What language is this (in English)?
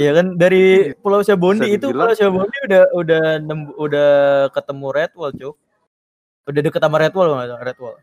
Indonesian